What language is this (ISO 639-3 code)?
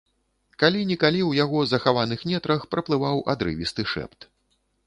bel